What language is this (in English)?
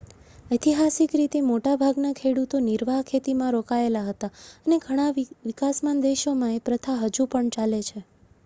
Gujarati